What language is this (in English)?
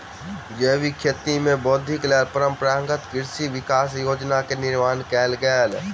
Maithili